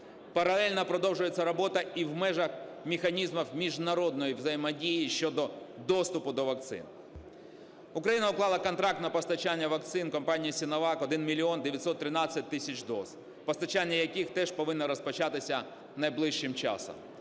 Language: Ukrainian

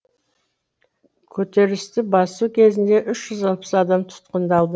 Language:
Kazakh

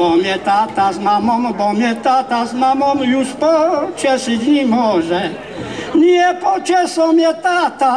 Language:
Polish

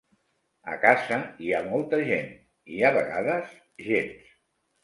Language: Catalan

